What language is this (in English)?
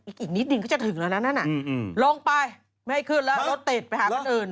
Thai